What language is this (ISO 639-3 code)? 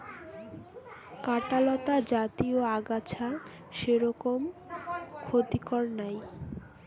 ben